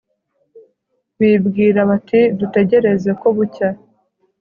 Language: Kinyarwanda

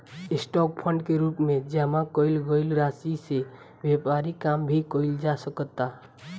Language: Bhojpuri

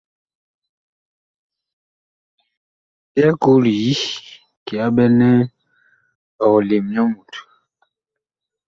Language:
Bakoko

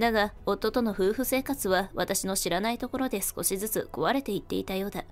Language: Japanese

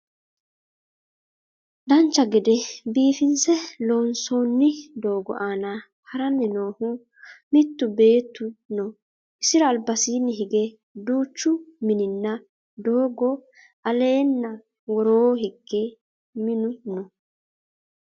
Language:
Sidamo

